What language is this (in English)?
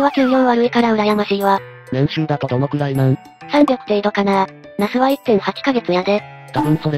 Japanese